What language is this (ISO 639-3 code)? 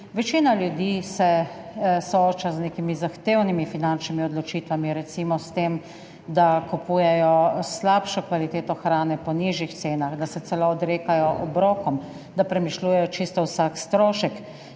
slv